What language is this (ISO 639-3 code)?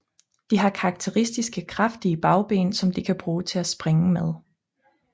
dan